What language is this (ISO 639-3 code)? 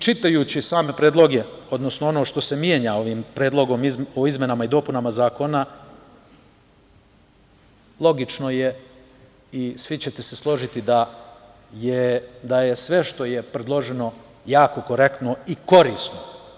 srp